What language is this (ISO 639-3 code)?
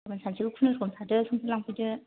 brx